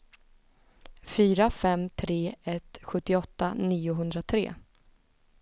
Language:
Swedish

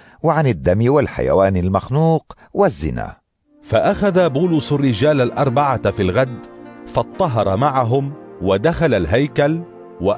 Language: Arabic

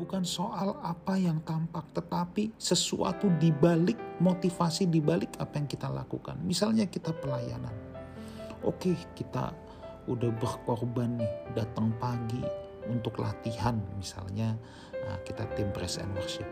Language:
Indonesian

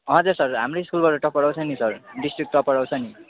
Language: Nepali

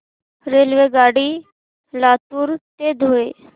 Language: Marathi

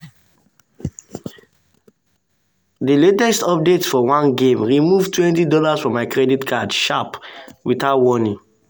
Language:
Nigerian Pidgin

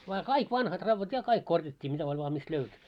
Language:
Finnish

